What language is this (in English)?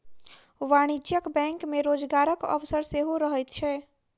Maithili